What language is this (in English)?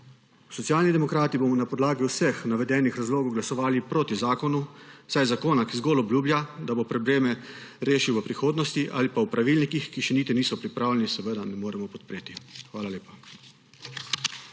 Slovenian